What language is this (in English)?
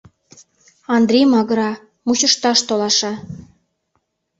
Mari